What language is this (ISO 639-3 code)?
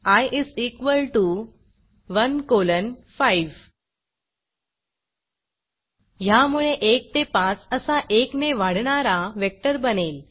mar